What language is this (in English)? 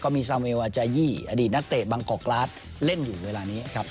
Thai